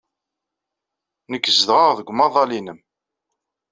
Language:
Kabyle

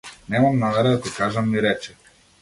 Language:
Macedonian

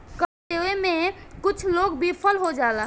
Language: Bhojpuri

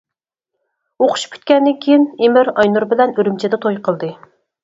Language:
Uyghur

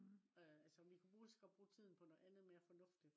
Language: Danish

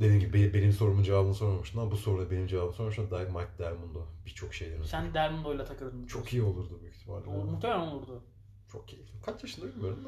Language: Turkish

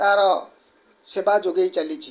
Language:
Odia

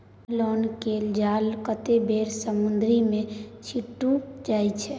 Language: Maithili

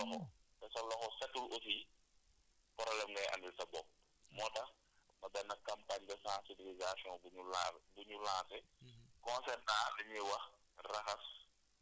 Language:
Wolof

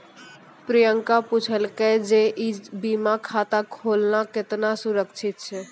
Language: Maithili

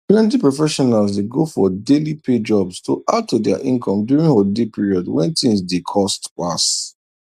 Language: Nigerian Pidgin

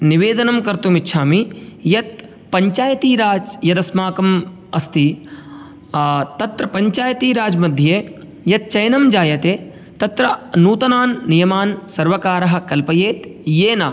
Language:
Sanskrit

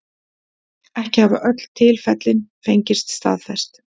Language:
Icelandic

